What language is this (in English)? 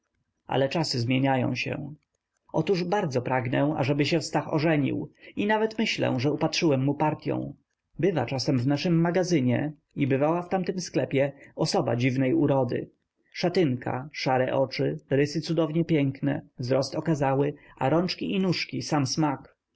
Polish